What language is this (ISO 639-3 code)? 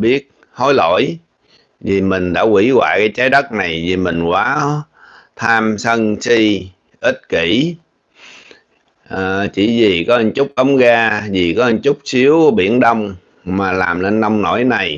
vie